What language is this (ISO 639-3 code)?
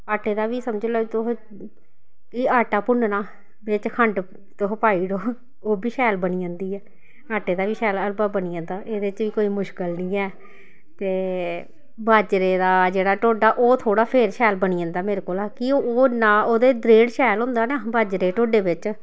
doi